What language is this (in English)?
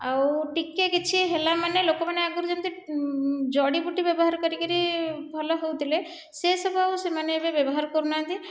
Odia